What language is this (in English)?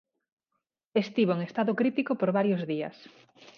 Galician